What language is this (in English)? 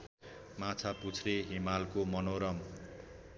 Nepali